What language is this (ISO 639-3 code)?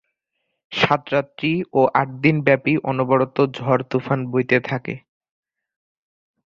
ben